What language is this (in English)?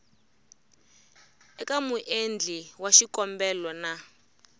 Tsonga